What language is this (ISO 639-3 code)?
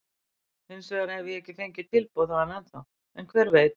isl